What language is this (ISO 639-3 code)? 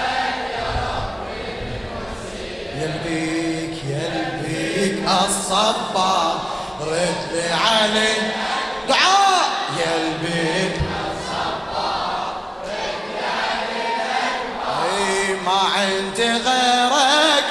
ara